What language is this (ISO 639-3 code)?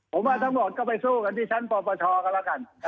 tha